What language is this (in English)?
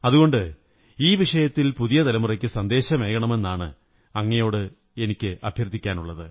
Malayalam